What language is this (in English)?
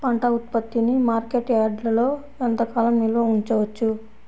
Telugu